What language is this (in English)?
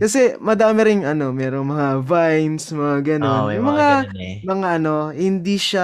Filipino